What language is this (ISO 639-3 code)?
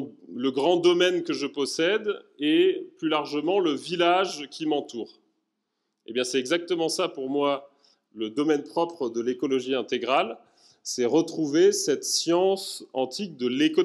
fra